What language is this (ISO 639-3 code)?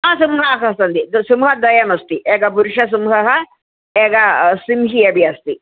san